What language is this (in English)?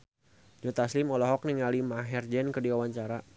Sundanese